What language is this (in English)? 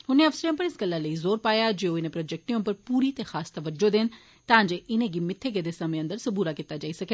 Dogri